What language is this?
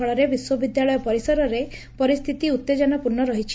Odia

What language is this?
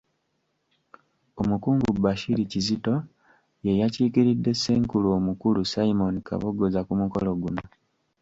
Ganda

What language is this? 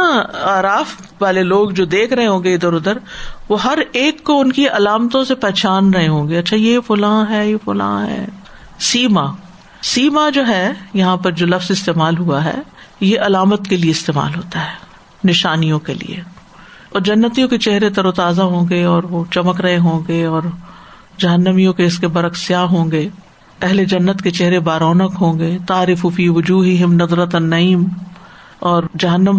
Urdu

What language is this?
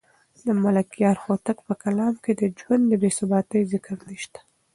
Pashto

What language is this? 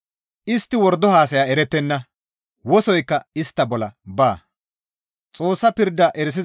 Gamo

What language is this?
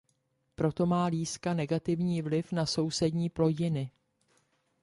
Czech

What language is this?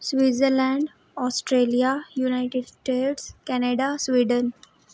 Dogri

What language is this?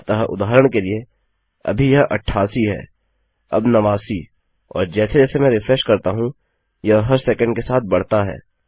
Hindi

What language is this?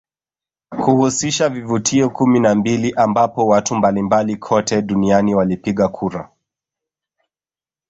Swahili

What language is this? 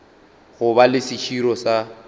Northern Sotho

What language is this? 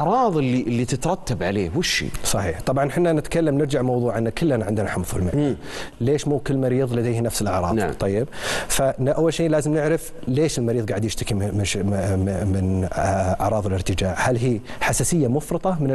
Arabic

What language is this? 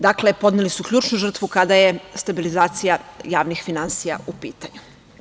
Serbian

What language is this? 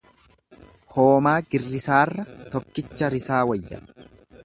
Oromo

